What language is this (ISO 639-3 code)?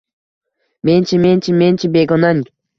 uzb